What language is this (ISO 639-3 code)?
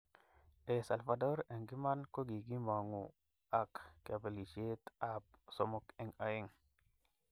kln